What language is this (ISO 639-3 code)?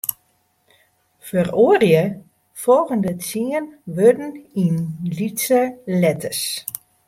fry